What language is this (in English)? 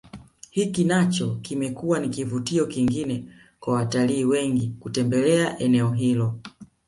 Swahili